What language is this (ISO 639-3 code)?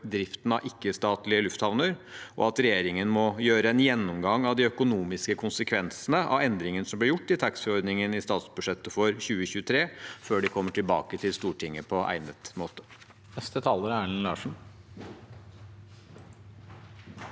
nor